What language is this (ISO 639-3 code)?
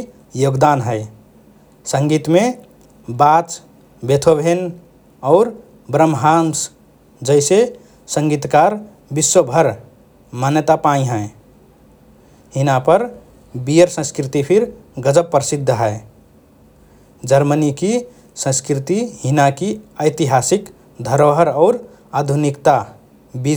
thr